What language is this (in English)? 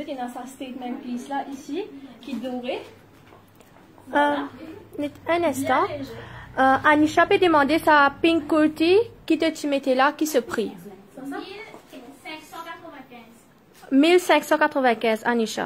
French